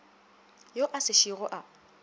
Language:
Northern Sotho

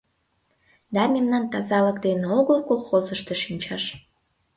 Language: Mari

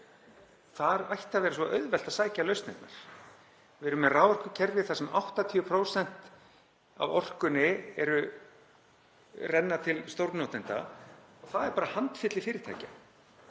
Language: Icelandic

